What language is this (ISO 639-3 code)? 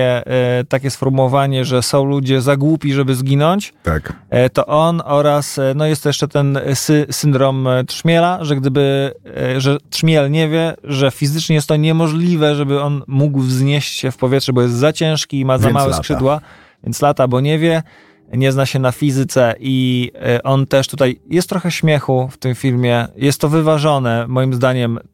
pol